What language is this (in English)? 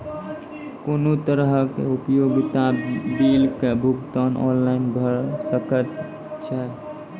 Maithili